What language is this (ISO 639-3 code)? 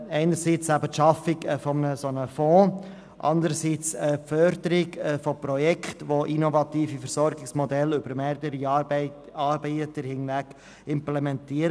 gsw